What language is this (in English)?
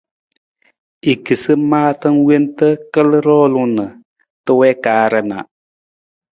Nawdm